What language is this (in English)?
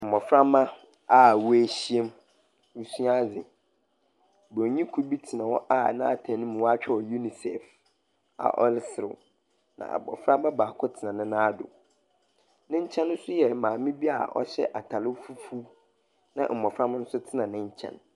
Akan